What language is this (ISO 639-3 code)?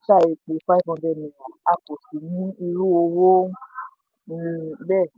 yor